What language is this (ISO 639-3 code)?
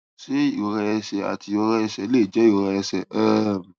yor